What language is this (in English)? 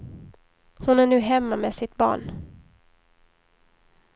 Swedish